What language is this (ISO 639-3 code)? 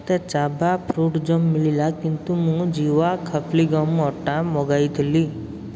ori